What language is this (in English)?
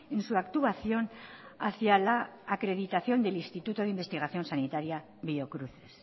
Spanish